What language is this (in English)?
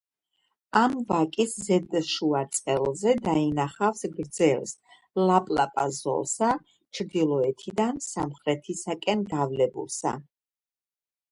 Georgian